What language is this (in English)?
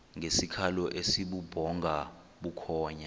Xhosa